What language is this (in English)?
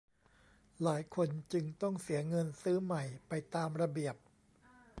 Thai